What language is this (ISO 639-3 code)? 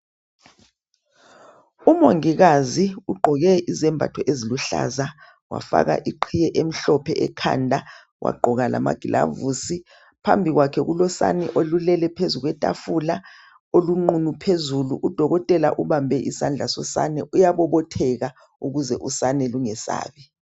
nde